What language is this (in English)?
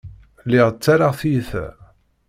Kabyle